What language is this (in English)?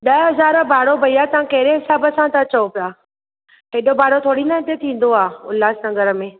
Sindhi